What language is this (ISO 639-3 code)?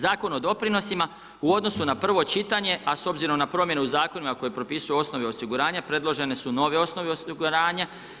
hrv